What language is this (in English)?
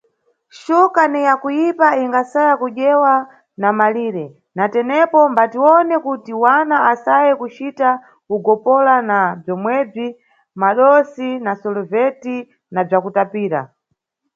Nyungwe